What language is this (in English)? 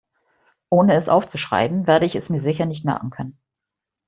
German